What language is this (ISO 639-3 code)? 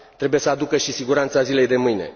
ron